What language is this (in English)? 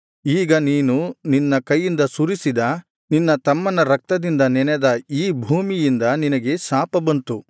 Kannada